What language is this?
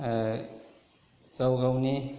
Bodo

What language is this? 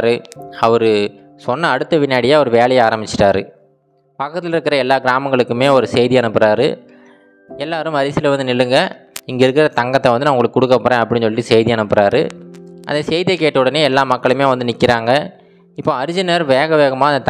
Tamil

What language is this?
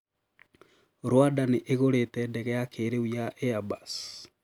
Kikuyu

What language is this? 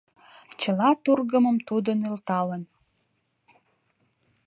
Mari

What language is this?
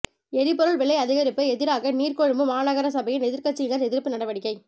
Tamil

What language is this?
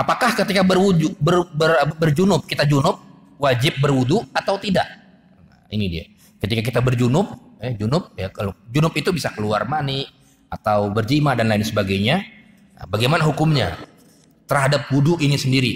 Indonesian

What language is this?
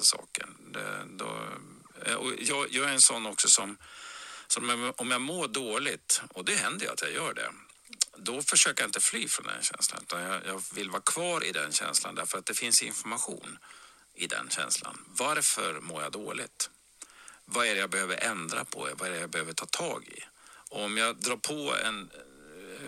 Swedish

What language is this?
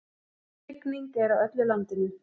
Icelandic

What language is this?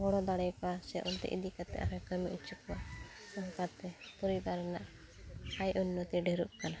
Santali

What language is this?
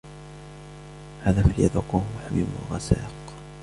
Arabic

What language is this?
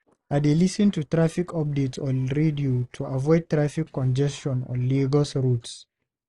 Nigerian Pidgin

